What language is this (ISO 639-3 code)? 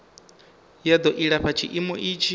ven